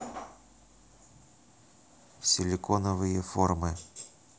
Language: Russian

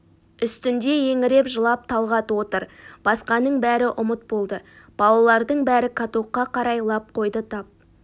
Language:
Kazakh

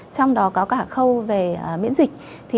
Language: Vietnamese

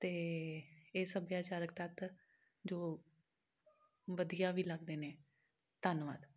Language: Punjabi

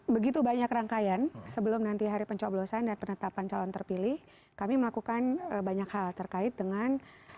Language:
Indonesian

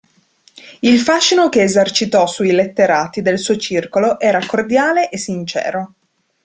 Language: Italian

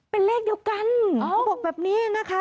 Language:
Thai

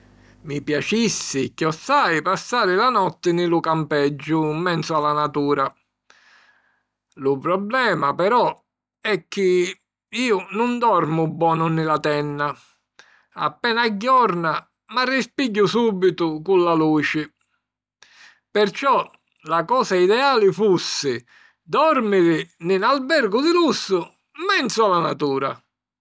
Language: Sicilian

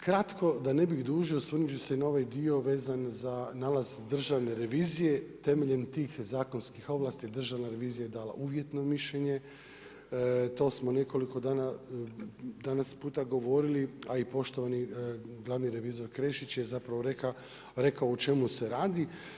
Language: Croatian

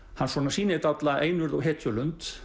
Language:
Icelandic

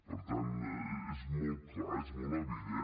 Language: Catalan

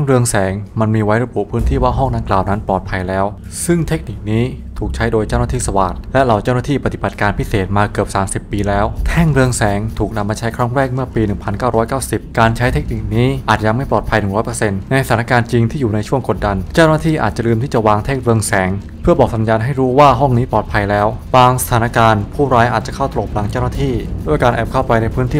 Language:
Thai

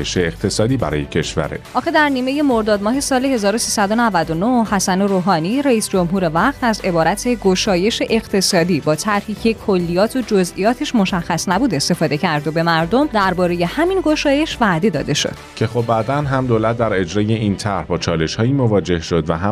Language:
Persian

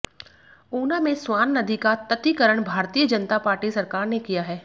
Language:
Hindi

